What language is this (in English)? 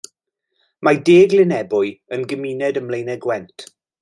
Welsh